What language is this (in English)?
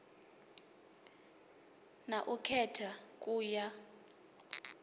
Venda